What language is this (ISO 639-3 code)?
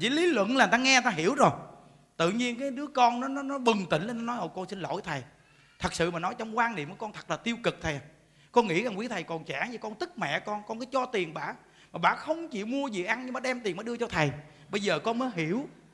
vie